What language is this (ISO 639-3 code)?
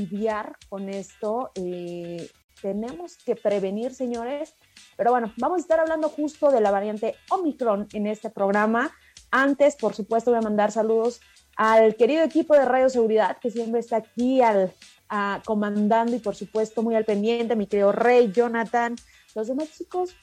spa